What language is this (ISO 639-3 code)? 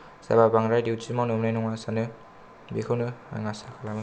brx